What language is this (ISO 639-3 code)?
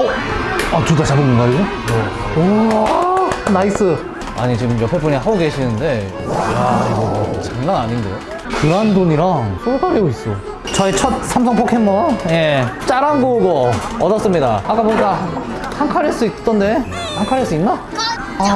kor